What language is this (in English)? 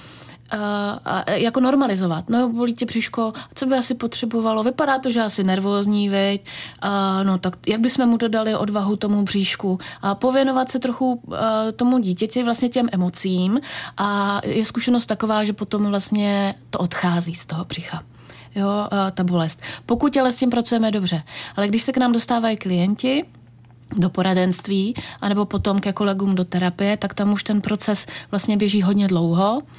Czech